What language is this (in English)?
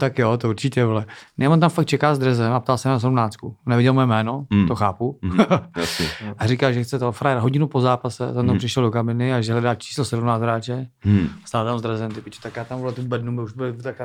Czech